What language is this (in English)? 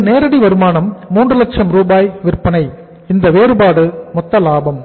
Tamil